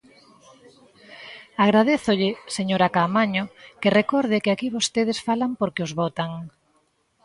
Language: Galician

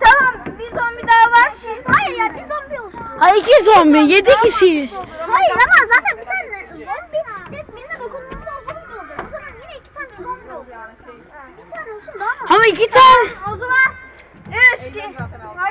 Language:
Turkish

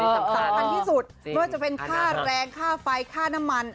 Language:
Thai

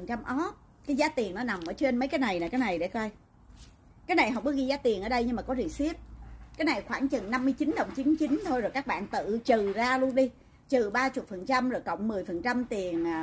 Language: Vietnamese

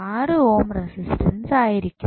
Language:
Malayalam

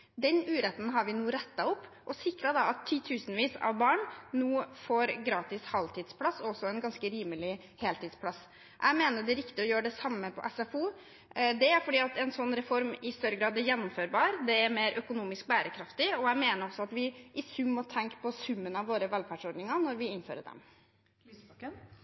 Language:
Norwegian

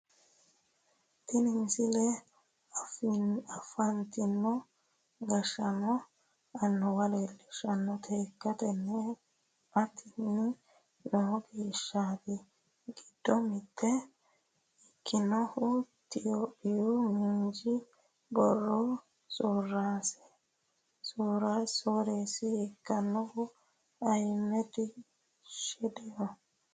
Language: Sidamo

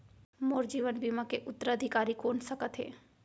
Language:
Chhattisgarhi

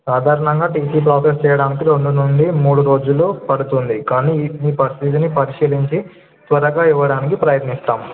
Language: Telugu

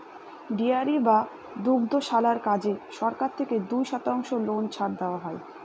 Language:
Bangla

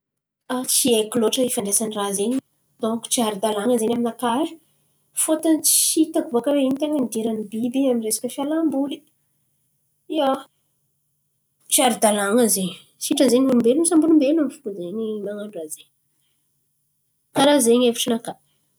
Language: Antankarana Malagasy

